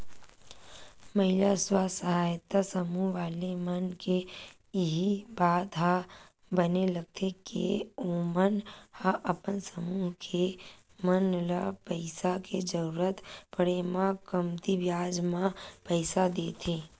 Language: Chhattisgarhi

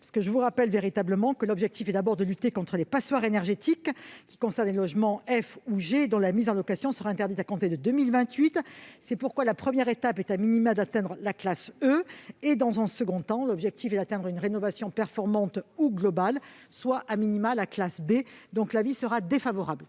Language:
French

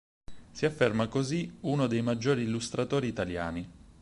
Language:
Italian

